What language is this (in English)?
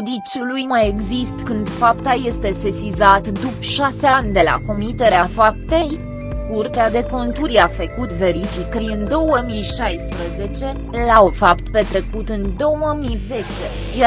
Romanian